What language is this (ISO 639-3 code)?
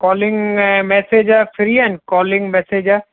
snd